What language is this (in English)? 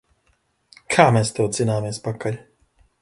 Latvian